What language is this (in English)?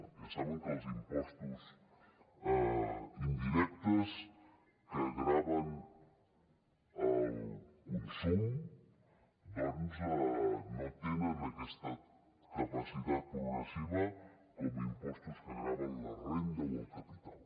Catalan